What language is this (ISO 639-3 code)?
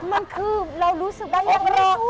tha